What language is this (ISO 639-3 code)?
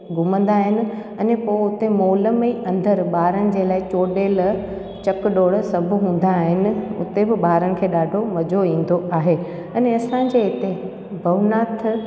snd